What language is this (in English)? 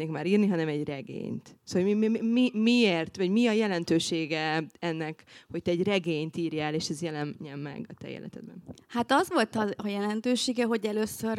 Hungarian